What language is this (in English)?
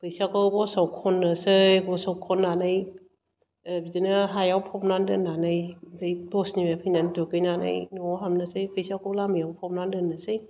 Bodo